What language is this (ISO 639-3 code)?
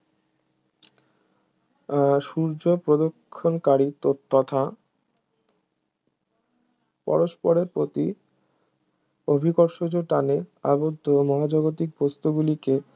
ben